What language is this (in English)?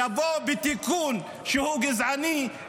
Hebrew